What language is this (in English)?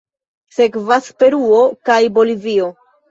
Esperanto